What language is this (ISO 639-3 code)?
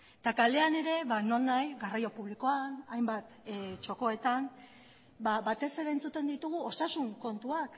eus